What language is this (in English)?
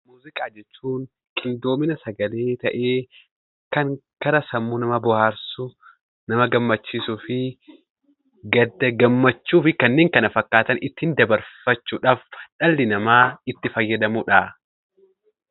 Oromo